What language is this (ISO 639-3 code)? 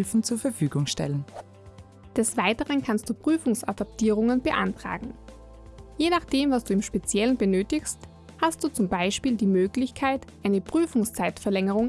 deu